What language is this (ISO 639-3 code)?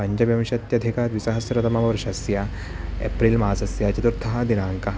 san